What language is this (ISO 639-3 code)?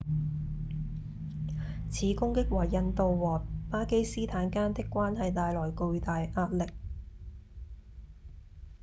yue